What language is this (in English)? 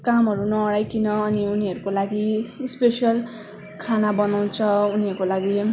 Nepali